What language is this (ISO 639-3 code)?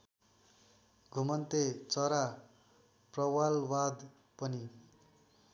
nep